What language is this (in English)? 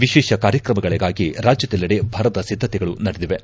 Kannada